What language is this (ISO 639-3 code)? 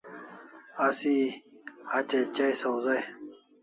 kls